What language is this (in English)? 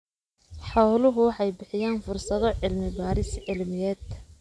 Somali